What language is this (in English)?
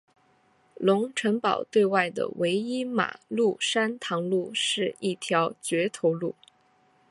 Chinese